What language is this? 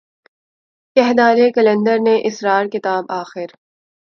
Urdu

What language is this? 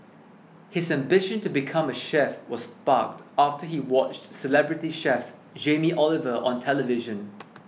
English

